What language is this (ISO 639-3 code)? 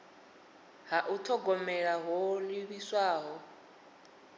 ven